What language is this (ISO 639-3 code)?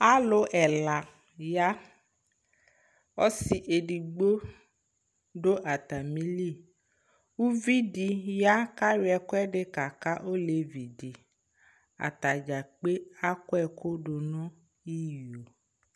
kpo